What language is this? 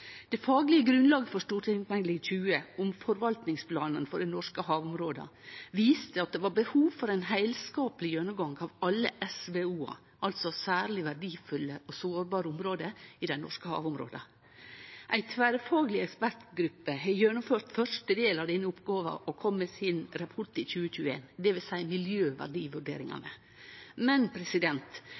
Norwegian Nynorsk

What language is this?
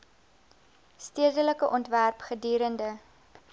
Afrikaans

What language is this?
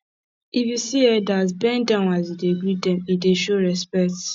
Nigerian Pidgin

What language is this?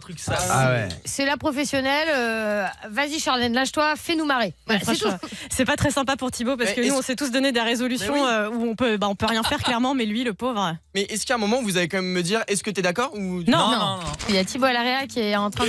French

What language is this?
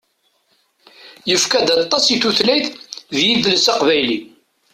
Kabyle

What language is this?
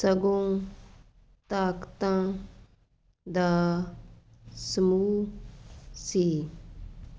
Punjabi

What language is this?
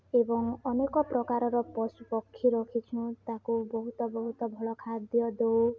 Odia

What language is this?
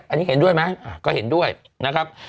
Thai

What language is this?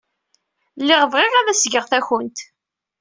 Kabyle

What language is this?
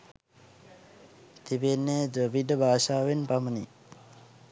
Sinhala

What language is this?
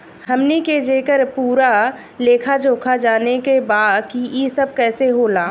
Bhojpuri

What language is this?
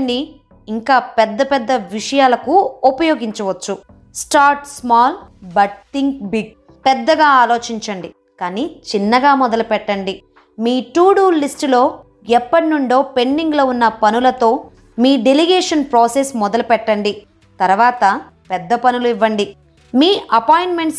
Telugu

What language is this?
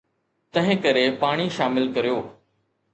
Sindhi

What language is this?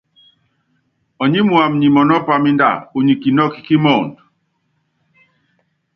Yangben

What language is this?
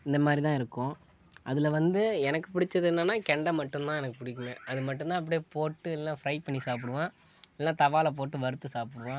Tamil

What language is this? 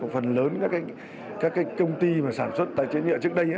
Vietnamese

